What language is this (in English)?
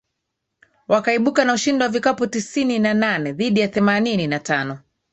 Swahili